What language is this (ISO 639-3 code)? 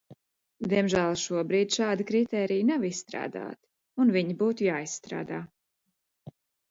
lav